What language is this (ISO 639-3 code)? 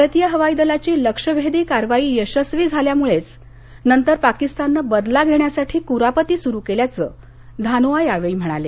mar